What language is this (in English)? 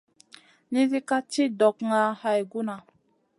Masana